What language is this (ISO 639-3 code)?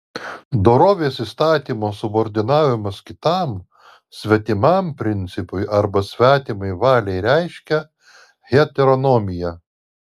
lit